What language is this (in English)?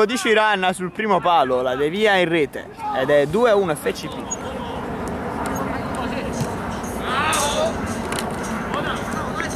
Italian